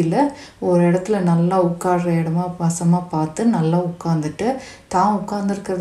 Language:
Tamil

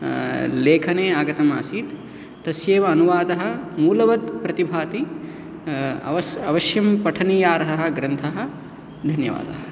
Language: Sanskrit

